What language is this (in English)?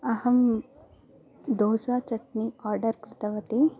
Sanskrit